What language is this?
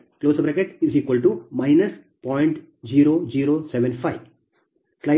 Kannada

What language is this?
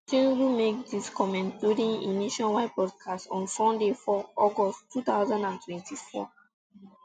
Nigerian Pidgin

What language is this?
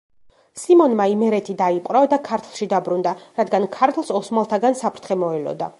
Georgian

